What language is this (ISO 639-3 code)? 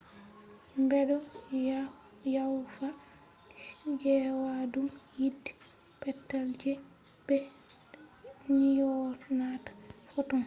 ful